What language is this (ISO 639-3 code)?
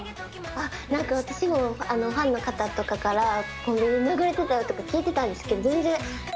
jpn